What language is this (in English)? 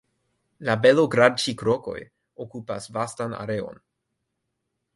Esperanto